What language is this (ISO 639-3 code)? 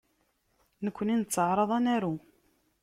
kab